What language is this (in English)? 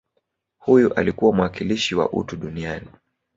Swahili